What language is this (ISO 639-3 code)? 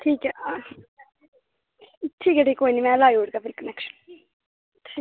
doi